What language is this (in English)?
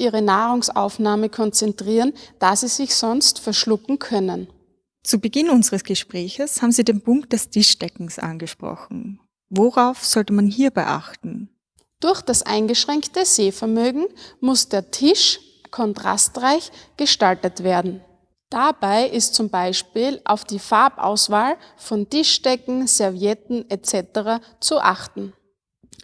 German